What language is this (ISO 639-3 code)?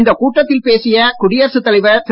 tam